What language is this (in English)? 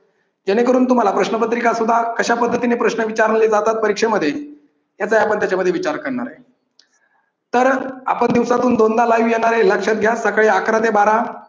Marathi